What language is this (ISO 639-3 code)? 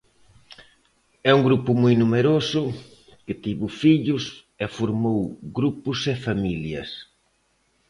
glg